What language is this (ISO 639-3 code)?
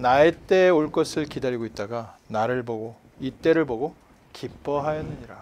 kor